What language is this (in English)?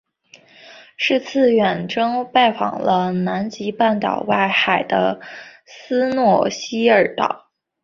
Chinese